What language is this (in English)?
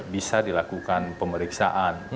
Indonesian